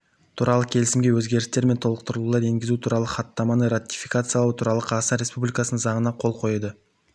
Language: Kazakh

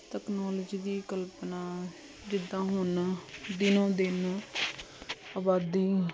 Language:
Punjabi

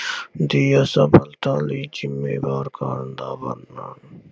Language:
Punjabi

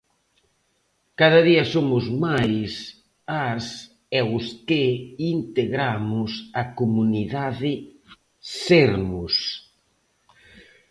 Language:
Galician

